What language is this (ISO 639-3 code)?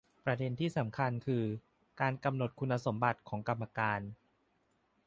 tha